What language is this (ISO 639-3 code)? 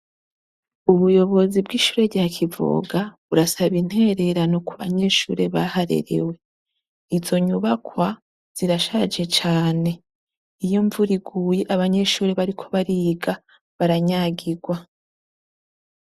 run